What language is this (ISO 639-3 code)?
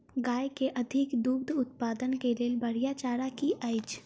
mai